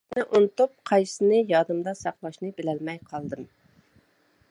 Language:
Uyghur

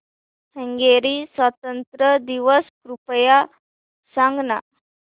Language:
Marathi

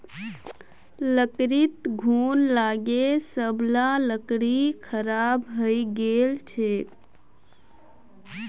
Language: Magahi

